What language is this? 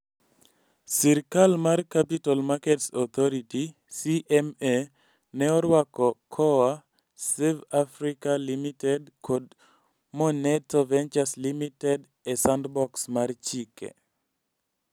Luo (Kenya and Tanzania)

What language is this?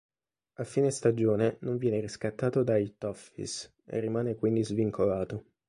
Italian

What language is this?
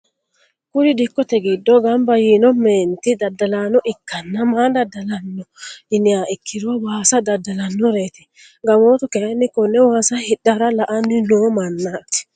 Sidamo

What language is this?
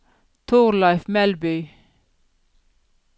Norwegian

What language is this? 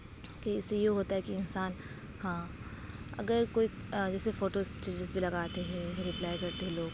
Urdu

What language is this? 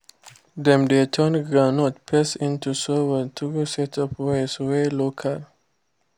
Nigerian Pidgin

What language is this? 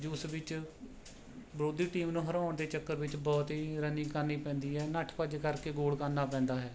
Punjabi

